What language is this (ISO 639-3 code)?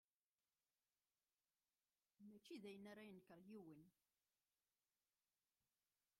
kab